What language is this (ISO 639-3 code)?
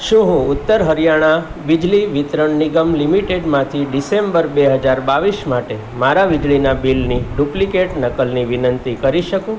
guj